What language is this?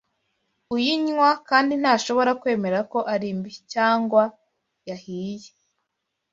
Kinyarwanda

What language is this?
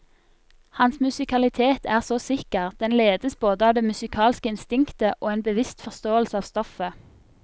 Norwegian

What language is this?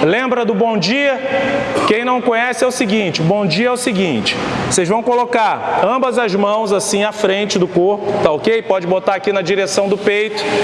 Portuguese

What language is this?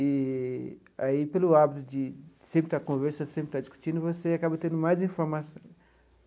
Portuguese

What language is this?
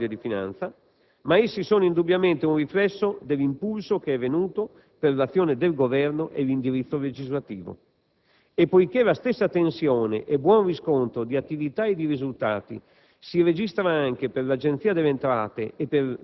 Italian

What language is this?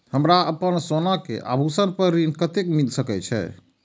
Maithili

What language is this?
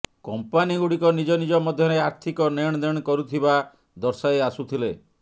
Odia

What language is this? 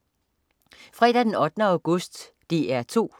Danish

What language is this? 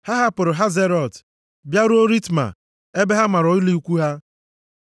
Igbo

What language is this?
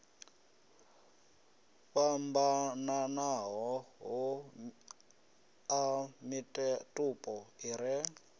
Venda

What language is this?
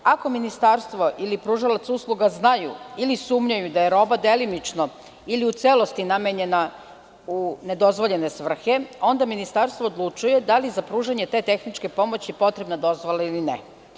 Serbian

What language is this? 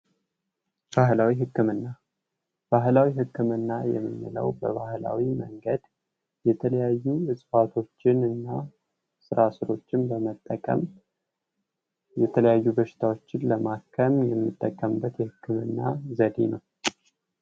Amharic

